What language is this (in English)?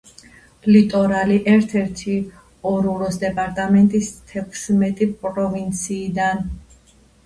Georgian